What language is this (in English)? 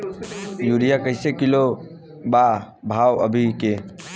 Bhojpuri